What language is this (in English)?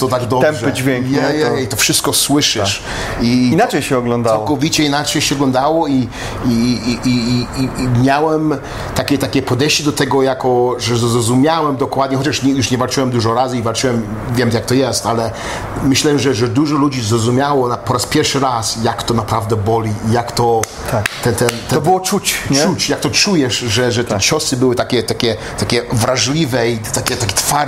Polish